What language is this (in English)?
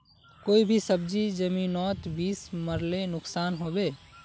Magahi